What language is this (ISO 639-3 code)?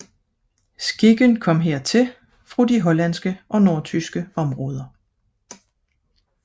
dan